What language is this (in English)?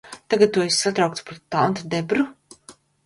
Latvian